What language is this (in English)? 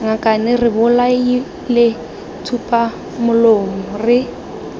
Tswana